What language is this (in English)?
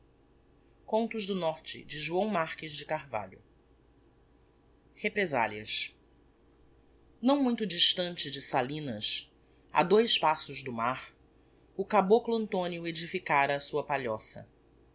Portuguese